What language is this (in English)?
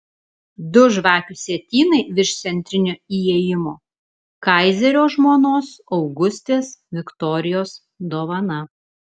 Lithuanian